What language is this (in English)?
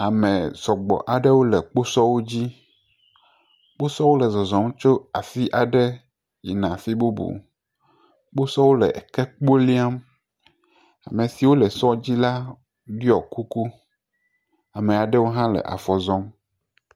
Ewe